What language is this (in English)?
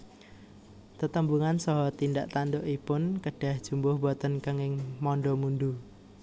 Javanese